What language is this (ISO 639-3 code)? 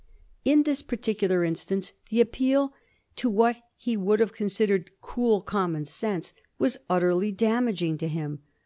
eng